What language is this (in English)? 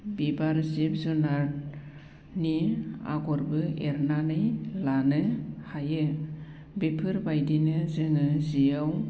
Bodo